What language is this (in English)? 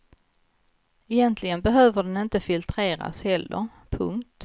Swedish